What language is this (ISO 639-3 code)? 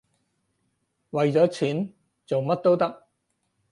yue